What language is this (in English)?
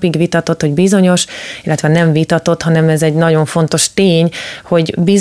Hungarian